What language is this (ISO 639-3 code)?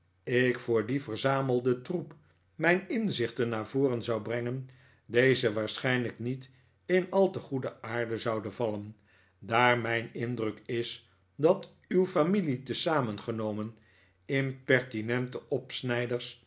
nld